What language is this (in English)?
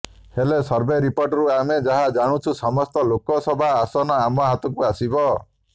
Odia